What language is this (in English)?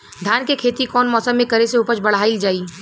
Bhojpuri